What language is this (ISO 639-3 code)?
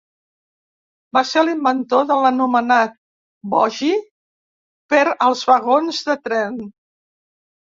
cat